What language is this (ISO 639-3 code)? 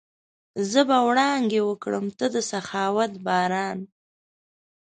pus